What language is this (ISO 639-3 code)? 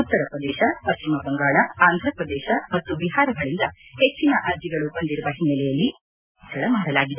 kan